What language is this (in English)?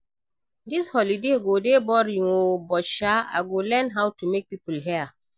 Nigerian Pidgin